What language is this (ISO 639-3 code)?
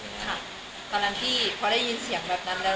tha